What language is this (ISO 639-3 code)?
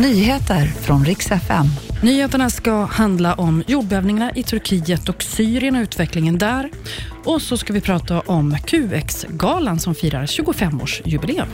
swe